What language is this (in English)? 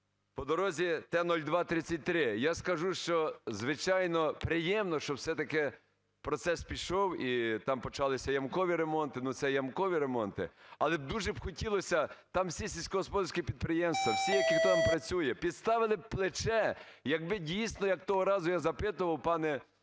Ukrainian